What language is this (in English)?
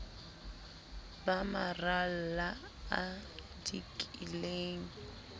Southern Sotho